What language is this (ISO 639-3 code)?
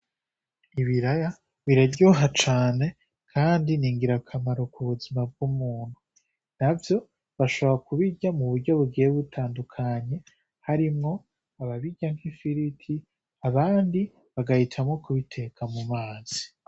run